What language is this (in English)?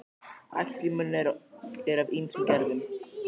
Icelandic